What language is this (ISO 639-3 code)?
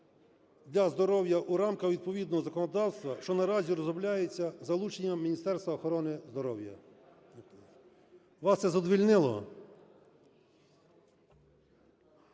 ukr